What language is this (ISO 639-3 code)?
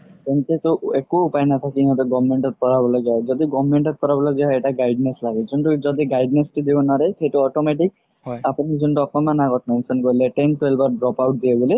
asm